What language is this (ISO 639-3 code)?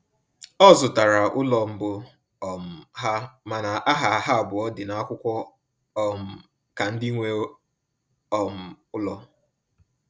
ibo